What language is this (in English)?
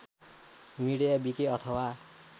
Nepali